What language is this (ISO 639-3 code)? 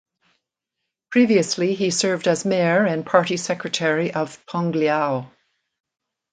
eng